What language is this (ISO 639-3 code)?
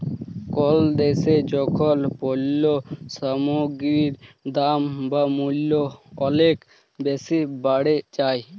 ben